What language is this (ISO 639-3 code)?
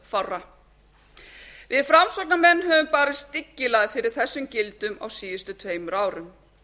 isl